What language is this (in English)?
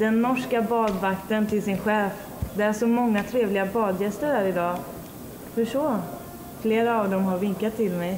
Swedish